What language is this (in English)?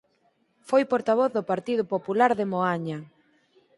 Galician